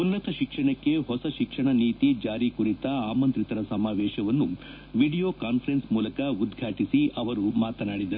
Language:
Kannada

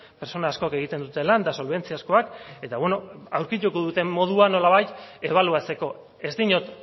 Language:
Basque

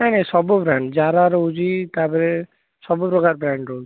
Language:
Odia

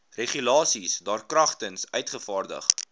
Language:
Afrikaans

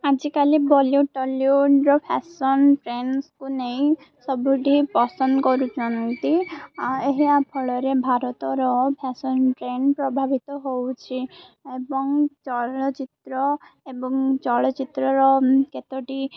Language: Odia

